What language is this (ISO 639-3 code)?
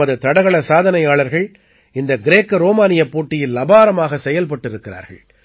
tam